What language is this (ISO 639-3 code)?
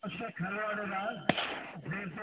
sat